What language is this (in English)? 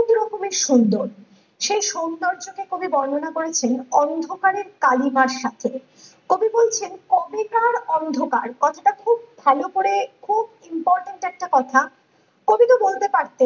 Bangla